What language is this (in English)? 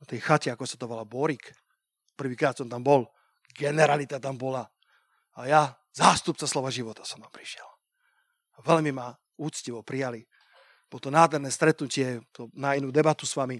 Slovak